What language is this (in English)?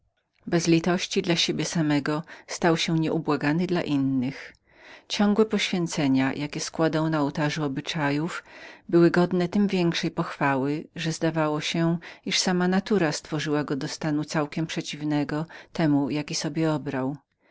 Polish